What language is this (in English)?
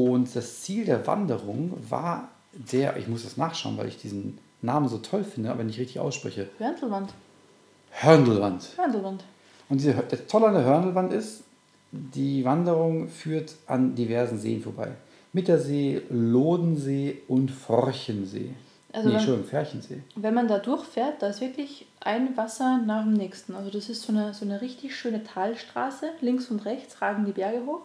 German